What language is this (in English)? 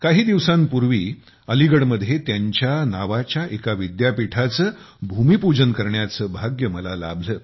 Marathi